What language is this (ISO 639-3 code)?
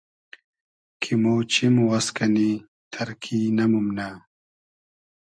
haz